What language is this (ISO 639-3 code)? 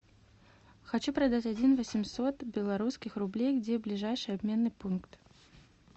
rus